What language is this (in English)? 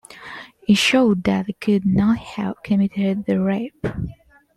English